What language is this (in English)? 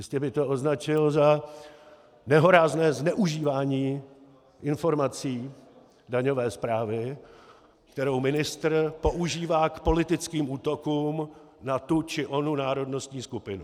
Czech